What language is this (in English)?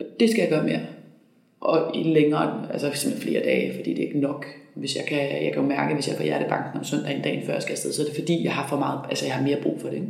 Danish